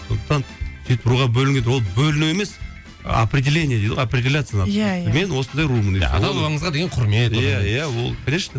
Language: Kazakh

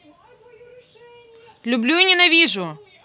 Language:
Russian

